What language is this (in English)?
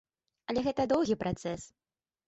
Belarusian